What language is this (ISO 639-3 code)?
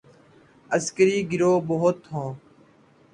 urd